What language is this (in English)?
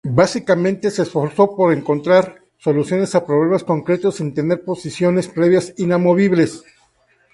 Spanish